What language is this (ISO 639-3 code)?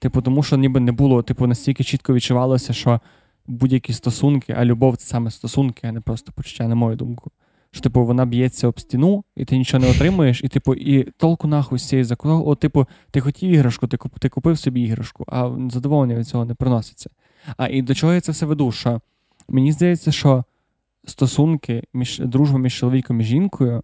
ukr